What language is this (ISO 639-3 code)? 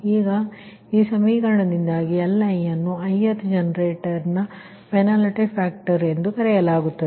kan